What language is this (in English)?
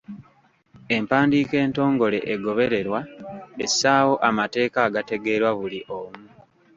Ganda